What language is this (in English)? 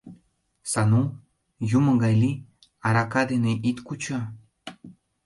Mari